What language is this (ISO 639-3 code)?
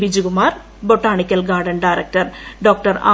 mal